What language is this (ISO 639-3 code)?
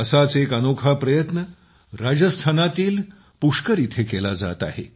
mar